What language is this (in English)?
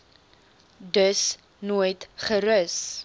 Afrikaans